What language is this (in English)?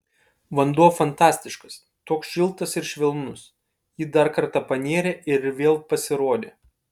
Lithuanian